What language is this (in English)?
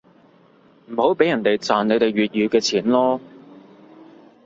Cantonese